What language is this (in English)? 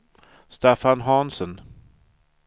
Swedish